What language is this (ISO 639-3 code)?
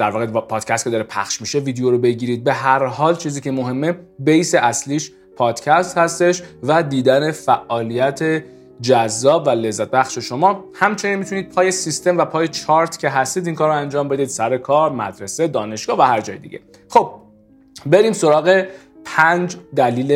fas